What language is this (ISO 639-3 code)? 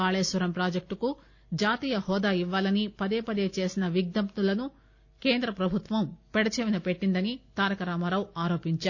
tel